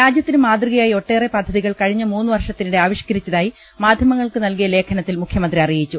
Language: Malayalam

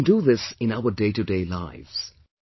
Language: English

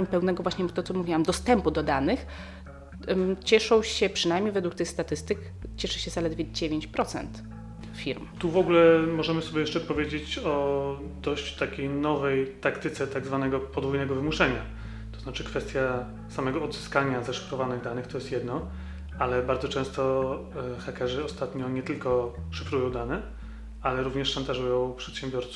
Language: Polish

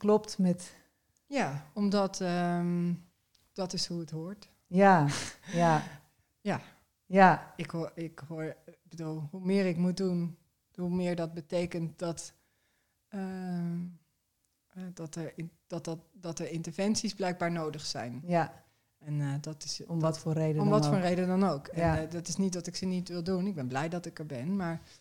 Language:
Dutch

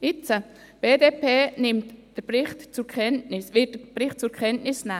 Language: Swiss German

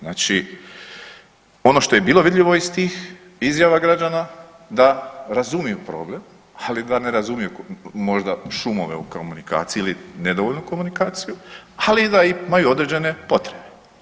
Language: Croatian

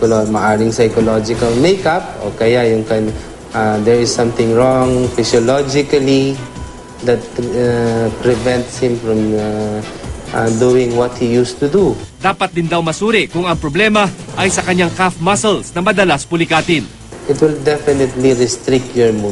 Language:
Filipino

